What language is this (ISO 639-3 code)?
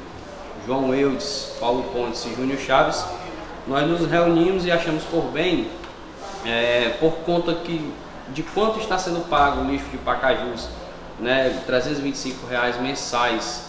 por